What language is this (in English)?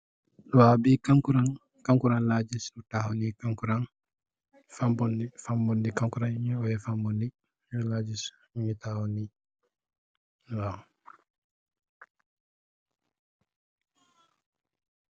Wolof